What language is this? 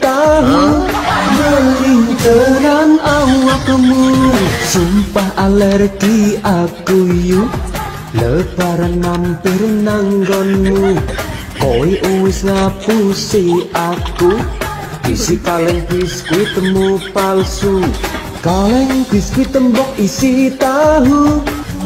Indonesian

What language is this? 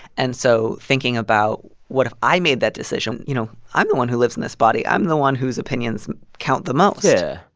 English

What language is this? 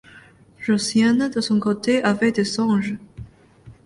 French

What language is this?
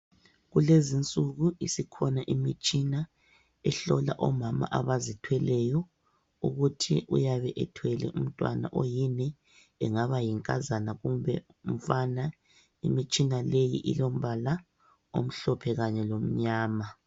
North Ndebele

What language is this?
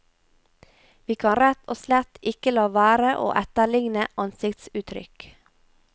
Norwegian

